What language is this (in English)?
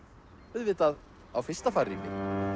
Icelandic